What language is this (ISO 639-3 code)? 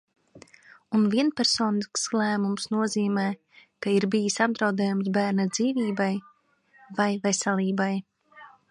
lav